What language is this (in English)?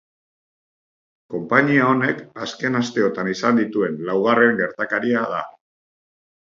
Basque